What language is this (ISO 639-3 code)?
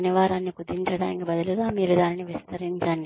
tel